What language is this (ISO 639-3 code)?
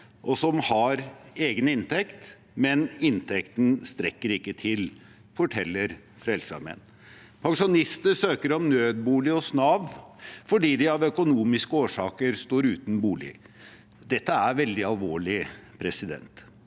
nor